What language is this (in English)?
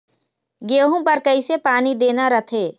Chhattisgarhi